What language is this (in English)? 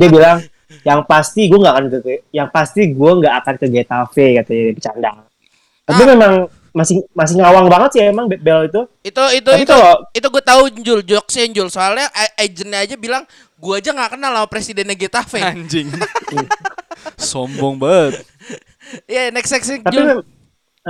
Indonesian